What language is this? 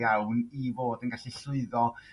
Welsh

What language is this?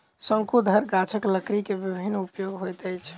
Maithili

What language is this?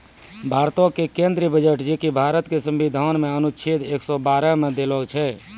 Maithili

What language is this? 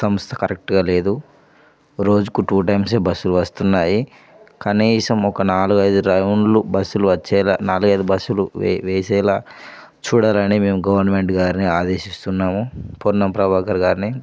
Telugu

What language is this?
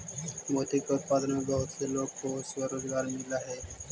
Magahi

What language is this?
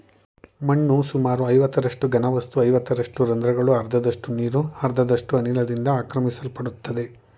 Kannada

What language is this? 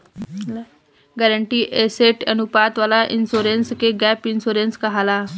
Bhojpuri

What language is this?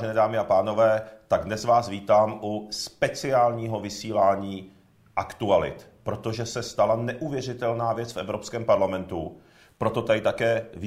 Czech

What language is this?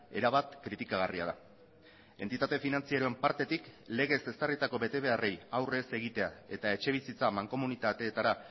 Basque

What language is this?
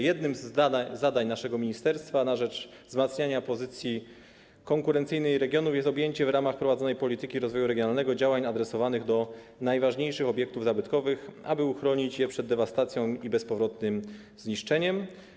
Polish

